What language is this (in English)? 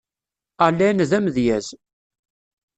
Kabyle